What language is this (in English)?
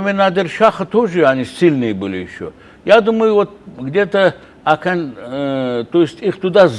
Russian